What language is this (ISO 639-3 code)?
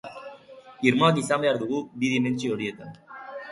eus